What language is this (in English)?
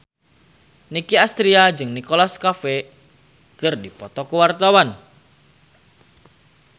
Sundanese